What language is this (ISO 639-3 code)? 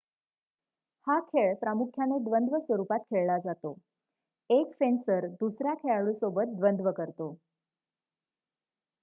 mar